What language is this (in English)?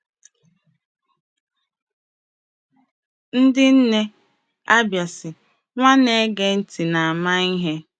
Igbo